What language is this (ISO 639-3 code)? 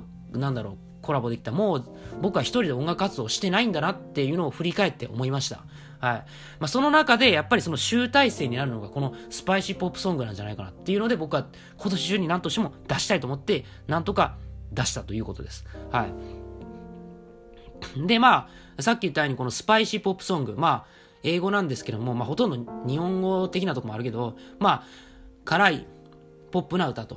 jpn